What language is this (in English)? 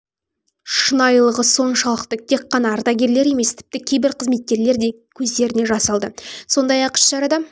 Kazakh